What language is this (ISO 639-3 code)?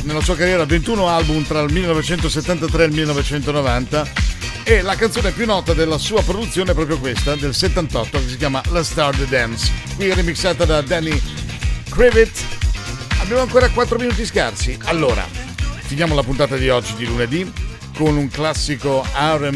ita